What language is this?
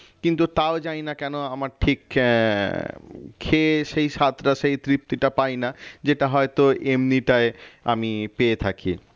Bangla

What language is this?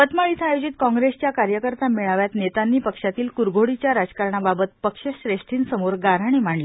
Marathi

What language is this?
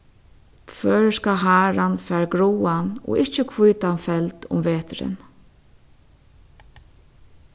Faroese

